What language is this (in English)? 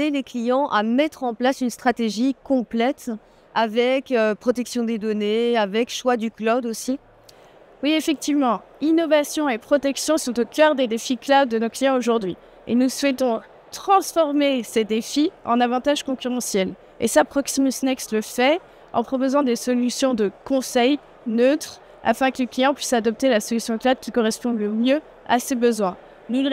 French